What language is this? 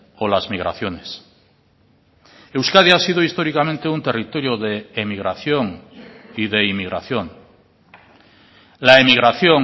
Spanish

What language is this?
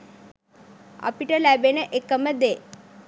Sinhala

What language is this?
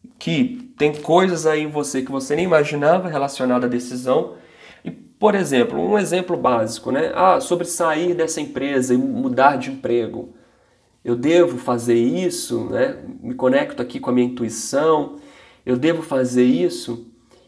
Portuguese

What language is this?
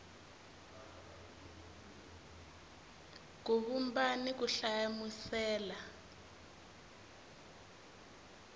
Tsonga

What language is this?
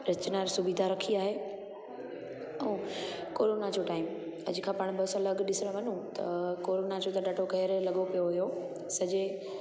Sindhi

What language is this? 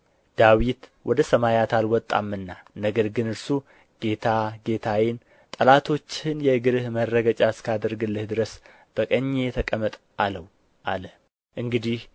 Amharic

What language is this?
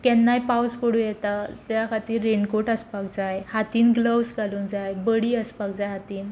Konkani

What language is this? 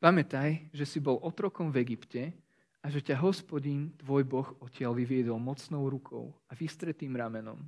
Slovak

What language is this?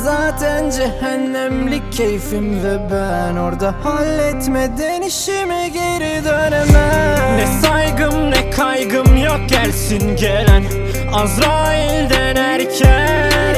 Turkish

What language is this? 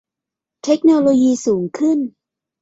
Thai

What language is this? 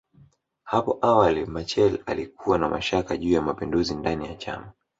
Swahili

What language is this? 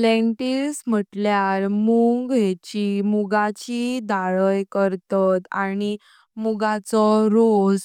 Konkani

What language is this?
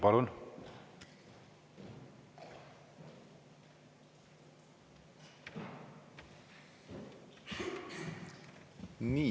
Estonian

